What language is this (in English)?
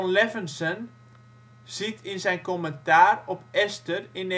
Dutch